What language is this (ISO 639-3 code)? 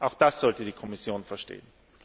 deu